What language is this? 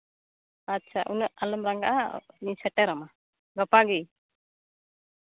Santali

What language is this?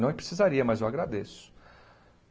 Portuguese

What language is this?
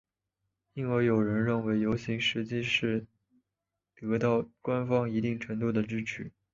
Chinese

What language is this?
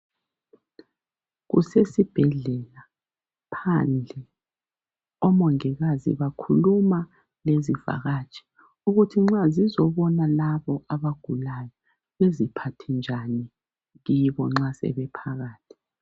North Ndebele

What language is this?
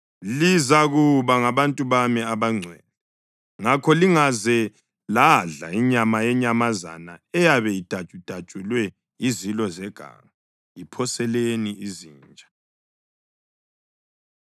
North Ndebele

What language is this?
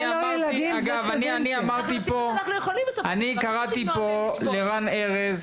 Hebrew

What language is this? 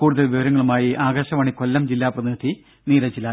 Malayalam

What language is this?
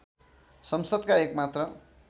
Nepali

